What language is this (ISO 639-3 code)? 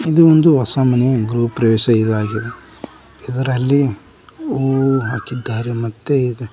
kan